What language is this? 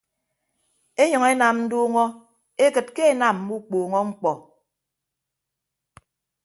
Ibibio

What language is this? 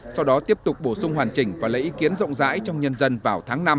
Vietnamese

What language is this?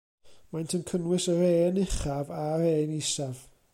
Welsh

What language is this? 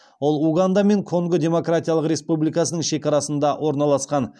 Kazakh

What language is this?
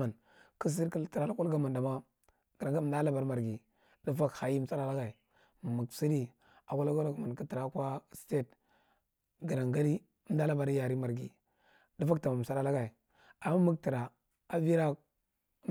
Marghi Central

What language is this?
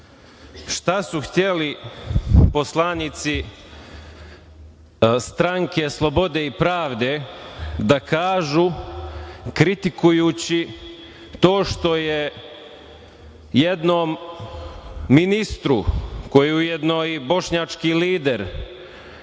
Serbian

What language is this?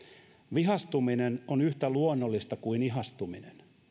Finnish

